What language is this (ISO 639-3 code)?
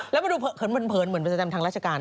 tha